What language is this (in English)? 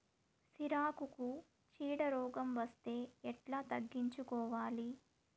Telugu